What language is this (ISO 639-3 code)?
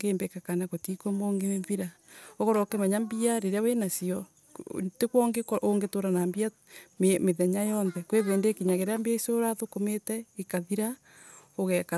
ebu